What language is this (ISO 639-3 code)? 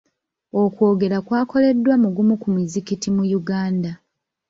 lug